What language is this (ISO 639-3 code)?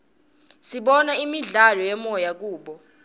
ssw